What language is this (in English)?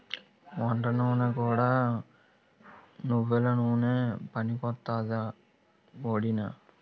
Telugu